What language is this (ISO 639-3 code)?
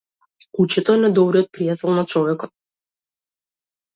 mkd